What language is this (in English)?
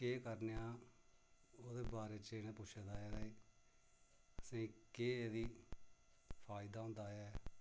Dogri